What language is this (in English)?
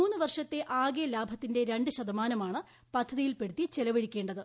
Malayalam